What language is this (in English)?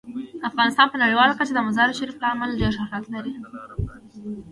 Pashto